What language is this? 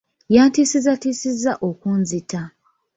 Ganda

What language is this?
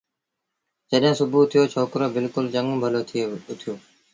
Sindhi Bhil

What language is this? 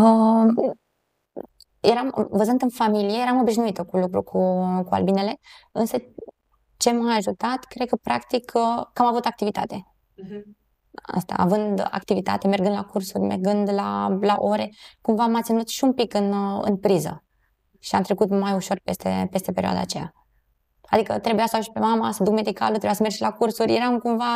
Romanian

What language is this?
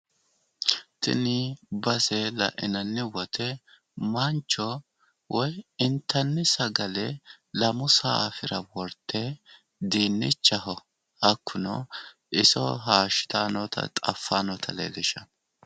Sidamo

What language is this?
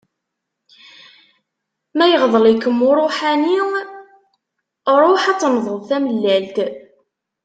Kabyle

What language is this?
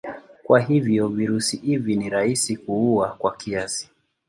Swahili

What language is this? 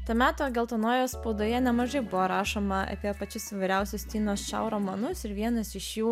Lithuanian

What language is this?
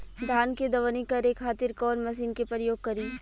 Bhojpuri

